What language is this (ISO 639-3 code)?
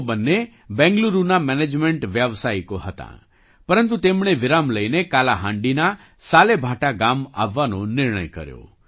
guj